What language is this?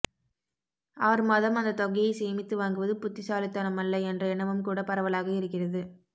Tamil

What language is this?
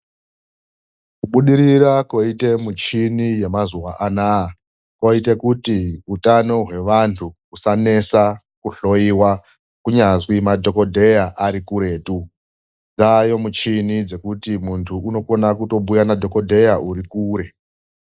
Ndau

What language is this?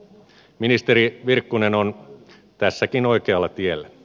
Finnish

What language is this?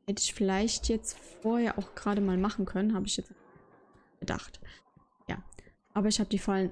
German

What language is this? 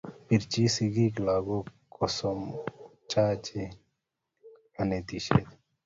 Kalenjin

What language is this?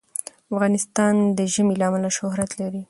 Pashto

